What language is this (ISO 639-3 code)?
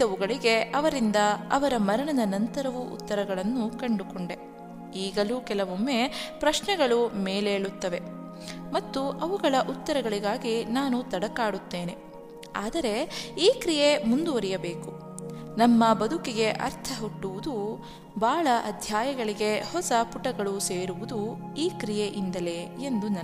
kan